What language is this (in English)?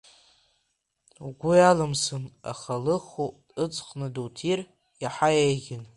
Abkhazian